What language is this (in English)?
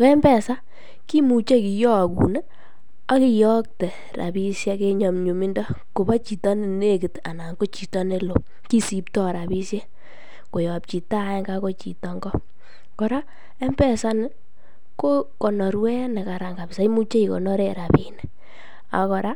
Kalenjin